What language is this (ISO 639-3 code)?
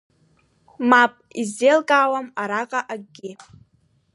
abk